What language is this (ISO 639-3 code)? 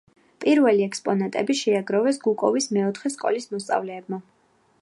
kat